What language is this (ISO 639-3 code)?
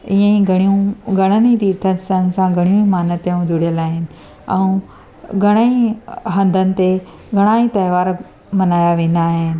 snd